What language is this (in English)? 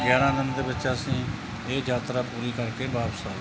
Punjabi